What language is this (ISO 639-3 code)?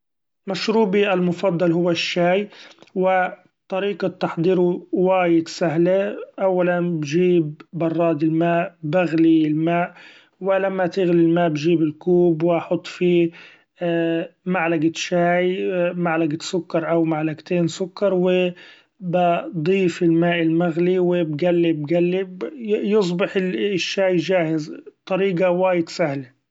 afb